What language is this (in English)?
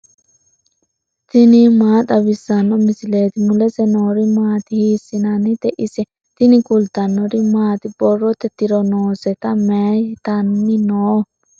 Sidamo